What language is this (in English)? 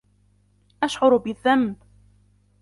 Arabic